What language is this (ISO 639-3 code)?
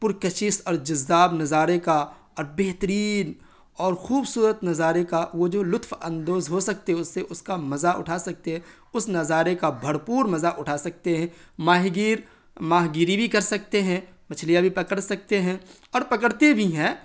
urd